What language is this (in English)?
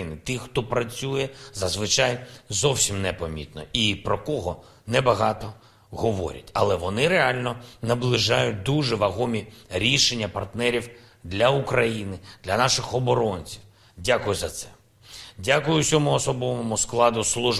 Ukrainian